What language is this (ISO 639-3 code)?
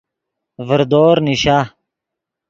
ydg